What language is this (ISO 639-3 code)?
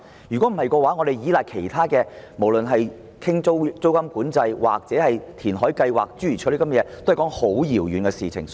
yue